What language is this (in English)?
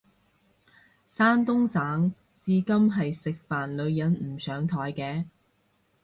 Cantonese